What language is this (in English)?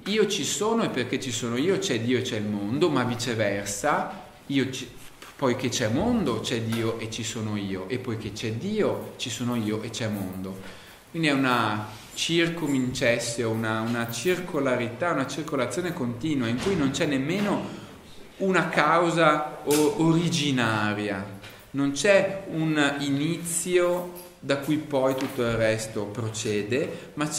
Italian